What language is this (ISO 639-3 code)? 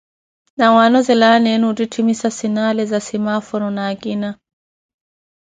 eko